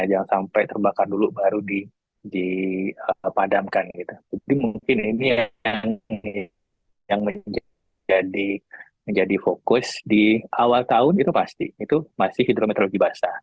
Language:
Indonesian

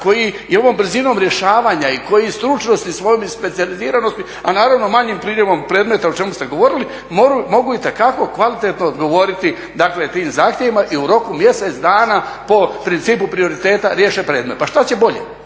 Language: Croatian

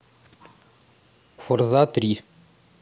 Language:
Russian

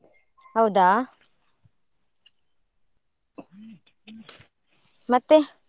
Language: Kannada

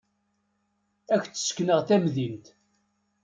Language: Kabyle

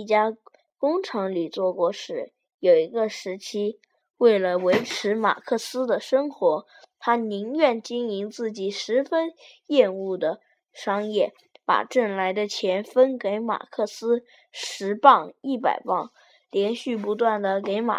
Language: Chinese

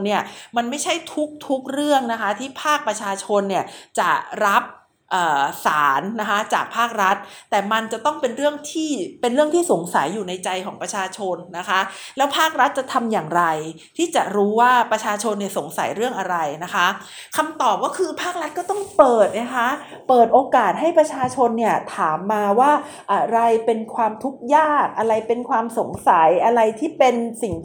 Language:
Thai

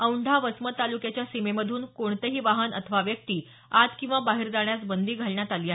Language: Marathi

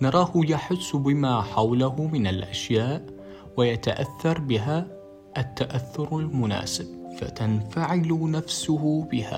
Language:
Arabic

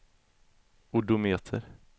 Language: Swedish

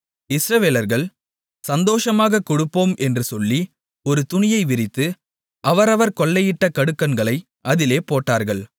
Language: Tamil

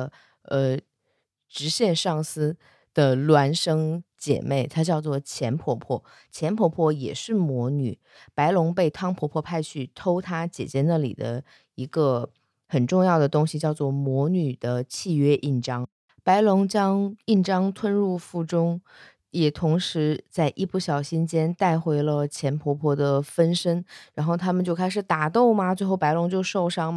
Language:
Chinese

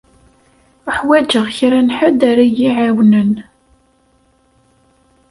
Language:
Kabyle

